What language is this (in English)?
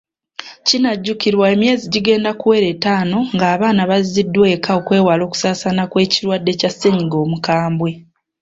Ganda